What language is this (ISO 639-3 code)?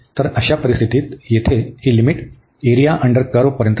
mar